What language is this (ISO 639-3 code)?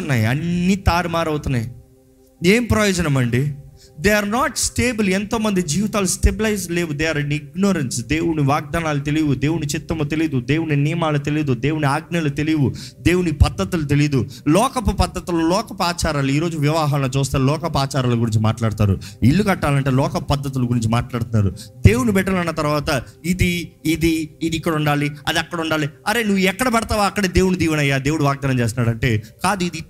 tel